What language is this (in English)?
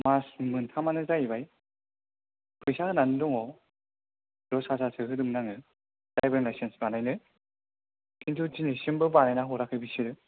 Bodo